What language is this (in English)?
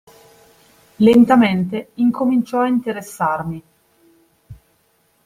Italian